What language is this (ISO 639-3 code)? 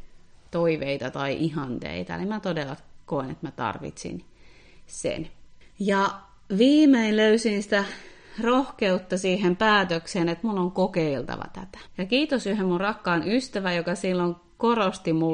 fin